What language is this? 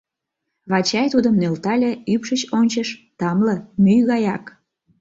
Mari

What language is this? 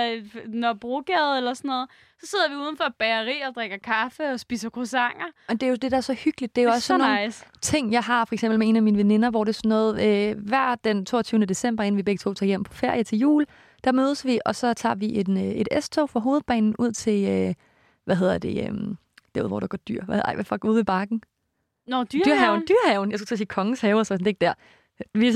Danish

